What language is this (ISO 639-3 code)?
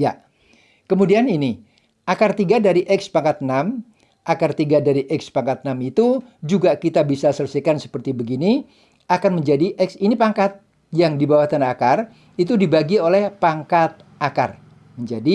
ind